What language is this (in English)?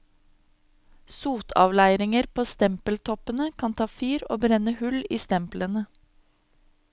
Norwegian